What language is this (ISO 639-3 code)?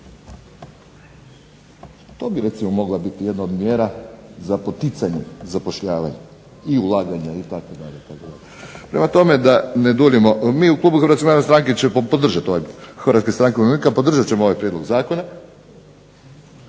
hrv